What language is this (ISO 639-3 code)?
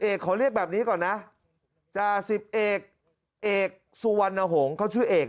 tha